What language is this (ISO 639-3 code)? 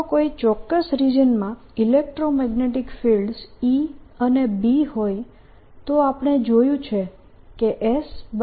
guj